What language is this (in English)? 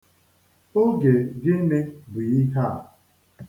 Igbo